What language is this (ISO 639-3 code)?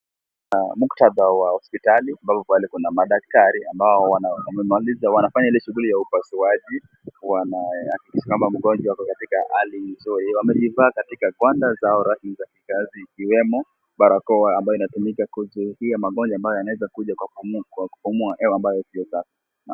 swa